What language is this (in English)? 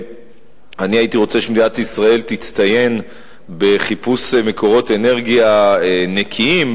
Hebrew